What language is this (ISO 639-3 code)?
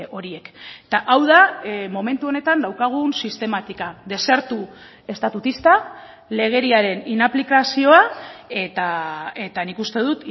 eus